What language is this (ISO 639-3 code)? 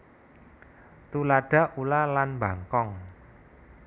jav